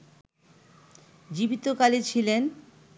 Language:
Bangla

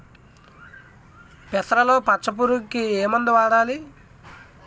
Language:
Telugu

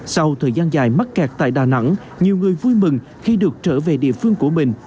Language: Vietnamese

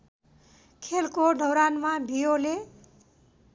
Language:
Nepali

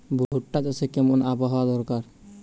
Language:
Bangla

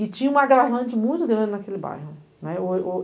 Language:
Portuguese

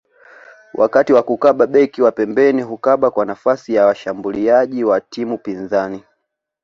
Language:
Swahili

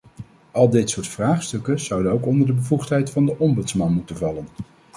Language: Dutch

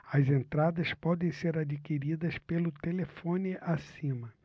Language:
Portuguese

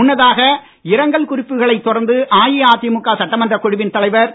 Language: Tamil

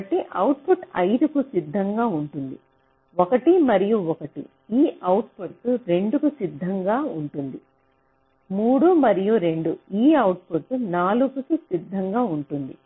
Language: Telugu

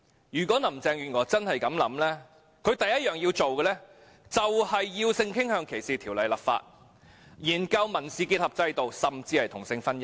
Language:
Cantonese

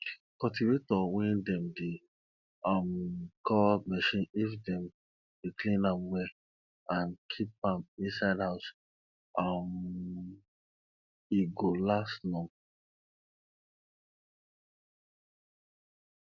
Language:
Nigerian Pidgin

